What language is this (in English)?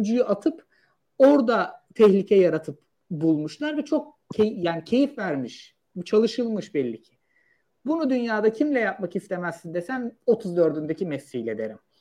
Turkish